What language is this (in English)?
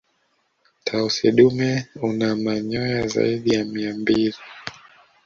Swahili